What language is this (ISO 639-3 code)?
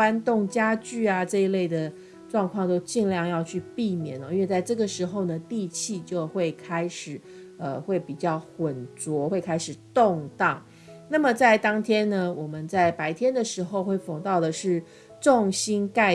zho